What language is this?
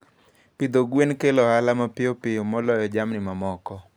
Luo (Kenya and Tanzania)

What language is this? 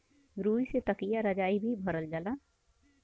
Bhojpuri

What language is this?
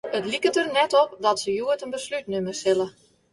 Western Frisian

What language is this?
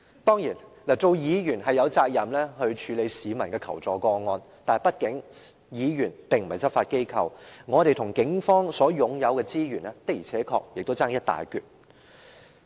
Cantonese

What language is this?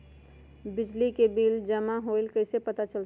Magahi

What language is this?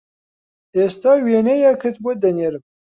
Central Kurdish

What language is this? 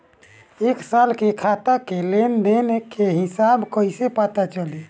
Bhojpuri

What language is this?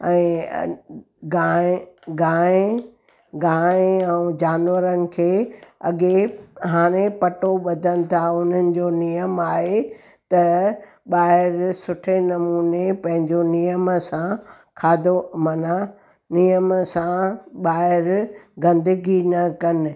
Sindhi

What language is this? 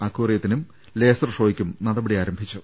Malayalam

